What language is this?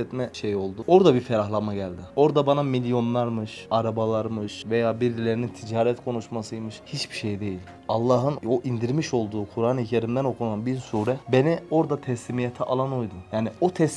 Turkish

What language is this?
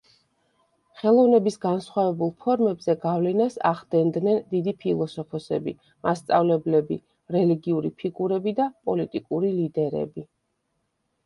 Georgian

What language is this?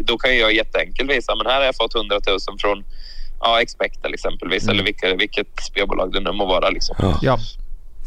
Swedish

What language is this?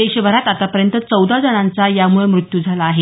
Marathi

